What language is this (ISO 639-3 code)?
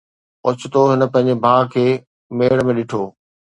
snd